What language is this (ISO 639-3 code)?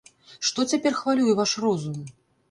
bel